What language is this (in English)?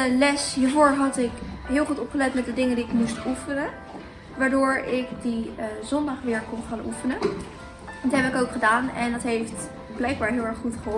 Dutch